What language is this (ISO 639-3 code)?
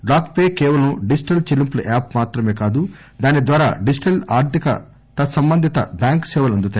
tel